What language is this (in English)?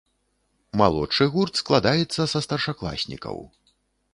Belarusian